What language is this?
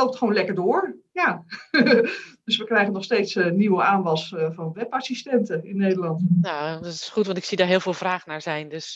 Dutch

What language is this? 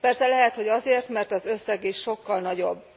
Hungarian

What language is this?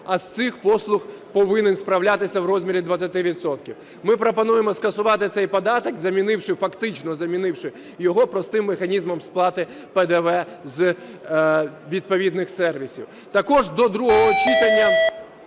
Ukrainian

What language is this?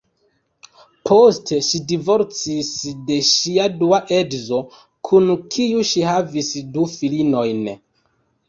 Esperanto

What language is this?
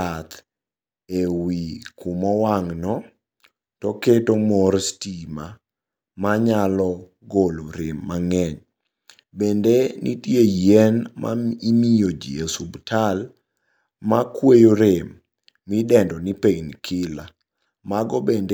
Luo (Kenya and Tanzania)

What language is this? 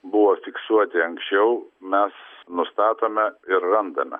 Lithuanian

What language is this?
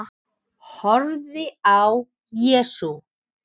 Icelandic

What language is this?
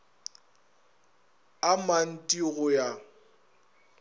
Northern Sotho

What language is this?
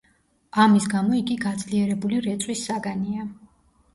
Georgian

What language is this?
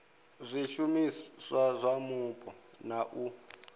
Venda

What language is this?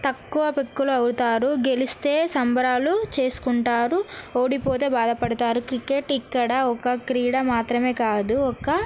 Telugu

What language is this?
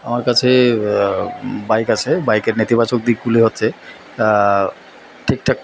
Bangla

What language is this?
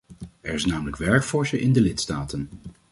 Dutch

